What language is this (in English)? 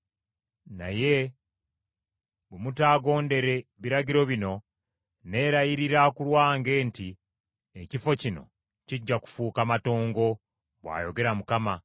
Ganda